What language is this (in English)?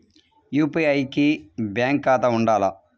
Telugu